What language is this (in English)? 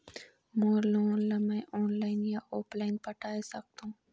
Chhattisgarhi